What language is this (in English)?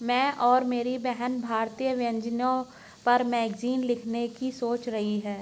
Hindi